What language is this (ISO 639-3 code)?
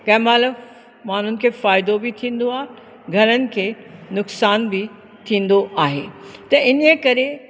snd